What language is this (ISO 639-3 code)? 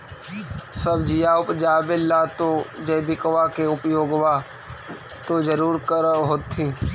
mag